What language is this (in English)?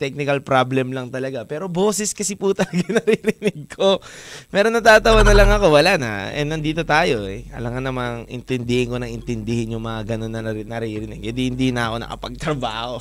Filipino